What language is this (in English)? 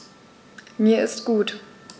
German